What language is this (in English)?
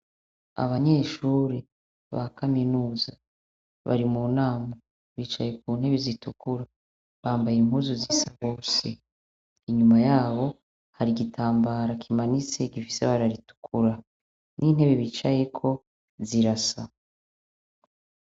Rundi